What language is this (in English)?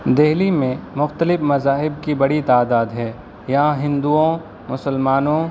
Urdu